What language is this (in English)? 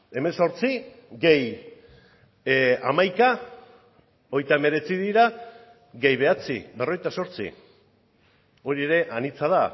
Basque